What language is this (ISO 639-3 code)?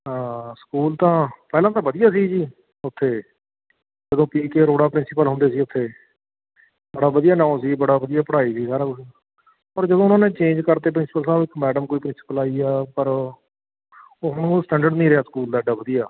pan